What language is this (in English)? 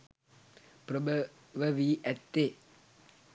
Sinhala